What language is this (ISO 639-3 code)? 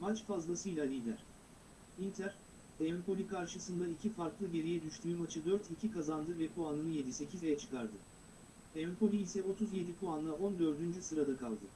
tur